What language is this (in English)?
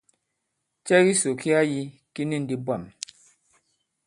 Bankon